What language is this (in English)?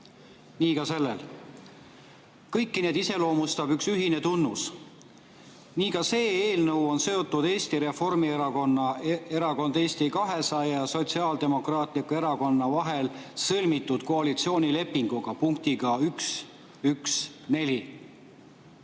Estonian